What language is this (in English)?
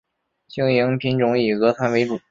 Chinese